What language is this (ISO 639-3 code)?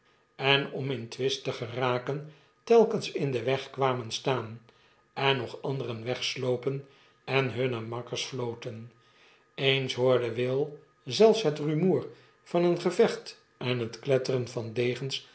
nld